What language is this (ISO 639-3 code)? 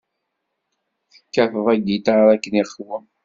kab